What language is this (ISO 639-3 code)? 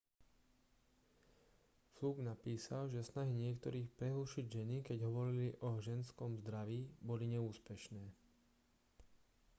slk